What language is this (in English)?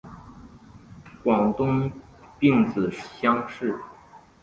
Chinese